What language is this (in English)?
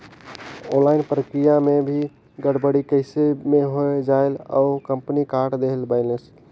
Chhattisgarhi